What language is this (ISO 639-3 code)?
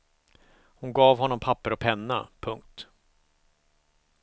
swe